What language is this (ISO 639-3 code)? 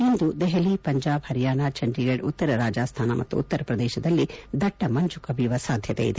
kan